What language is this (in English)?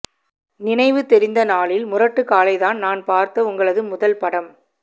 Tamil